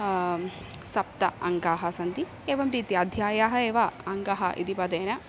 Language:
Sanskrit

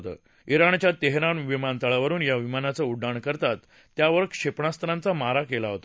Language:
Marathi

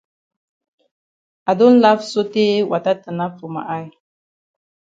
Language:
Cameroon Pidgin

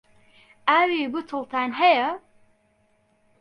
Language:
Central Kurdish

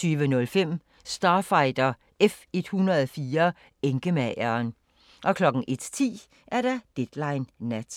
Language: Danish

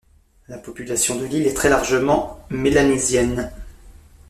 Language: French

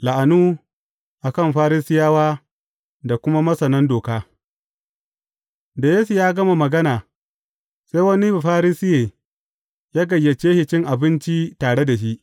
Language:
Hausa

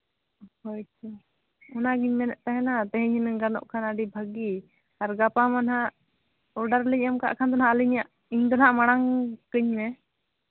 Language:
Santali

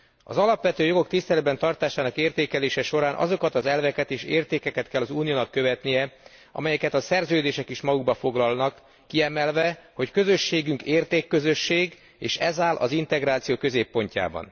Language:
Hungarian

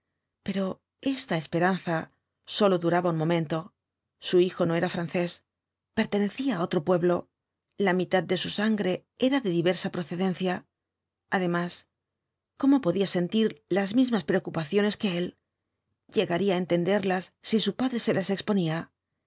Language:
Spanish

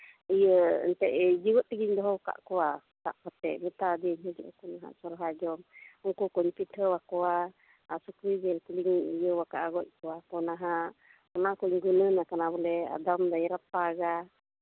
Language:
Santali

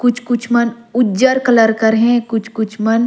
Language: Surgujia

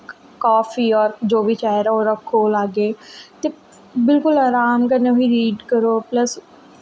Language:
Dogri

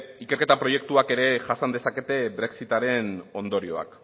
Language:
Basque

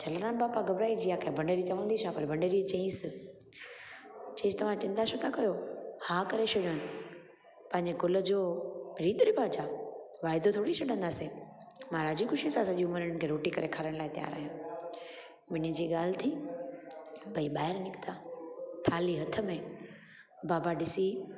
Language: Sindhi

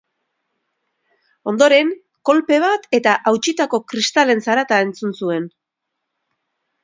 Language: Basque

